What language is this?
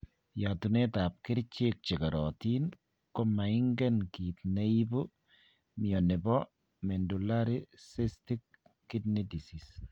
Kalenjin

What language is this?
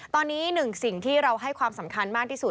Thai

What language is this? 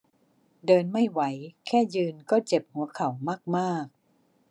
Thai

